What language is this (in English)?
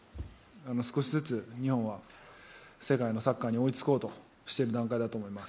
Japanese